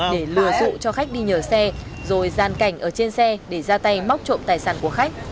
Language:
Vietnamese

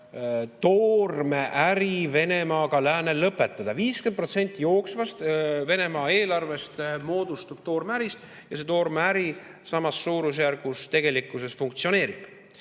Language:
Estonian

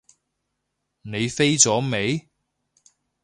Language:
Cantonese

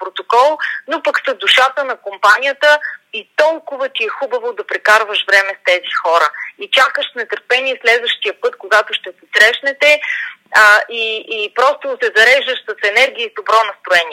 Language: Bulgarian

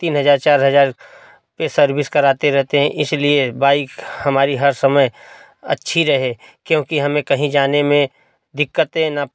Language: Hindi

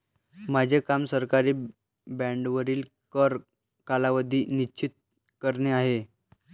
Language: Marathi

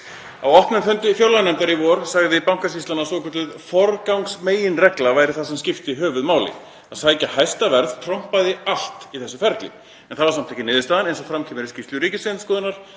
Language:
Icelandic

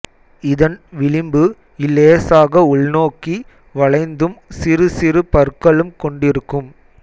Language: Tamil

